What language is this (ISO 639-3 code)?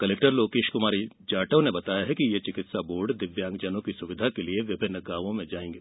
hin